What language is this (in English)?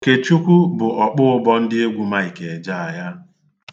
Igbo